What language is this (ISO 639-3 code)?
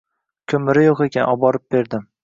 uzb